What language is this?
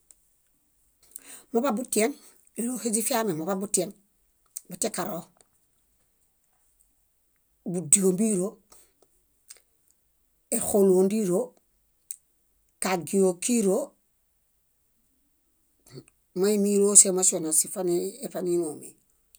Bayot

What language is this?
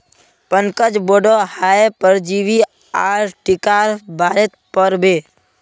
Magahi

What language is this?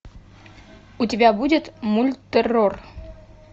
Russian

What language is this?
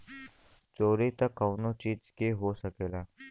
Bhojpuri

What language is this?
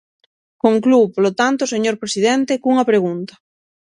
Galician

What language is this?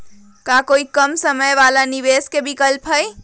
Magahi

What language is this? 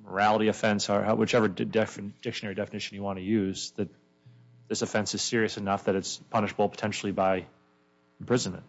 English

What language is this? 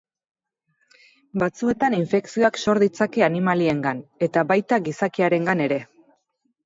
Basque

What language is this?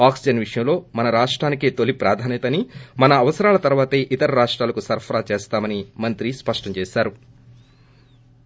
Telugu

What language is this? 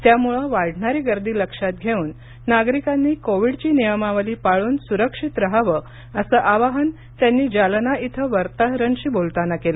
Marathi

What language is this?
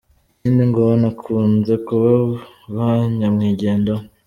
Kinyarwanda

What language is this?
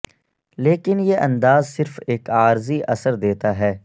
Urdu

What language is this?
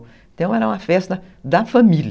Portuguese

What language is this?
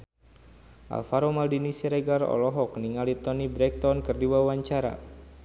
Sundanese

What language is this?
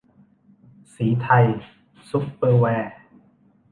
Thai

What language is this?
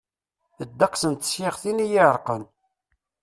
Kabyle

